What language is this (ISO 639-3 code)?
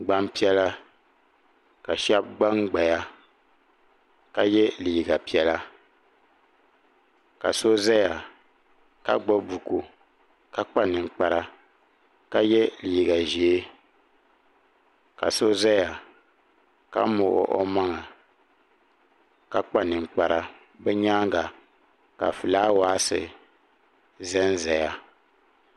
dag